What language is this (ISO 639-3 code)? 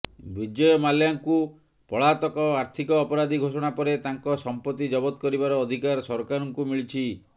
ori